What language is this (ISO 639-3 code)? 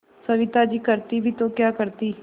hin